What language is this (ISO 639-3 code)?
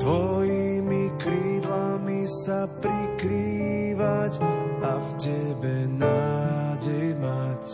slk